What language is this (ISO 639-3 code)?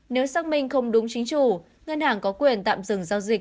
vie